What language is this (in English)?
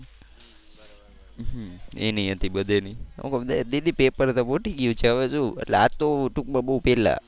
Gujarati